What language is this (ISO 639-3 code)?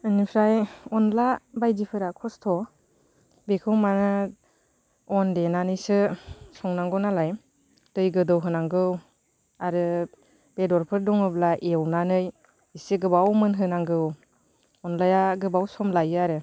brx